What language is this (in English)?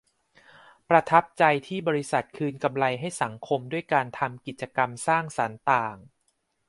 Thai